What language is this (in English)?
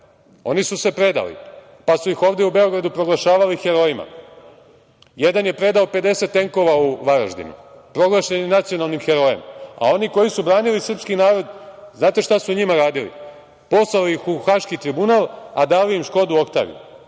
Serbian